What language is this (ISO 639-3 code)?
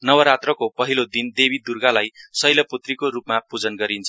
nep